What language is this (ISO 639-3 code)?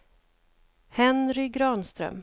swe